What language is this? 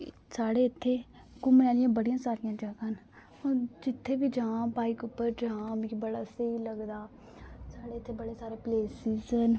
Dogri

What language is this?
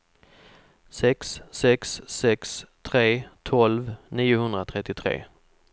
Swedish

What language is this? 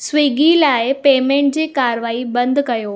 Sindhi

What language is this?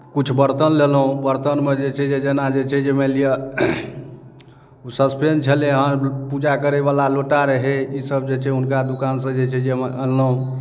Maithili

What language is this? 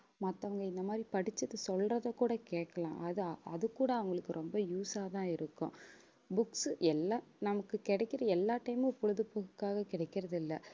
Tamil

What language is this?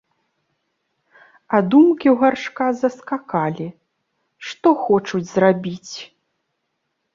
Belarusian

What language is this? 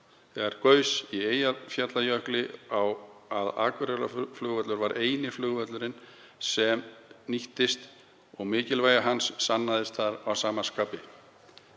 Icelandic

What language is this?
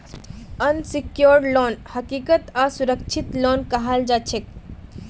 Magahi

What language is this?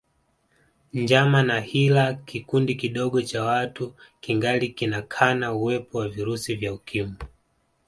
Swahili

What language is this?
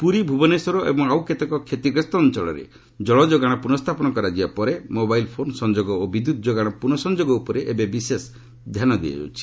Odia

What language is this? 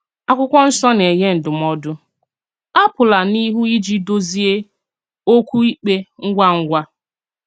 Igbo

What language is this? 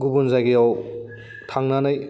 Bodo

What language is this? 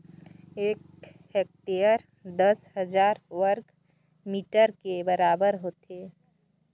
Chhattisgarhi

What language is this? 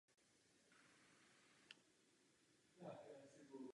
Czech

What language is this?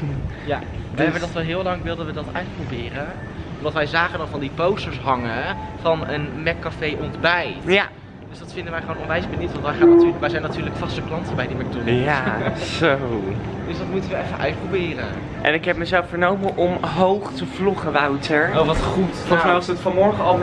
Dutch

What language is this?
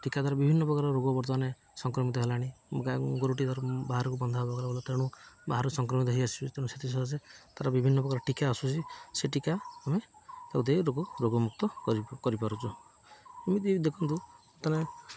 Odia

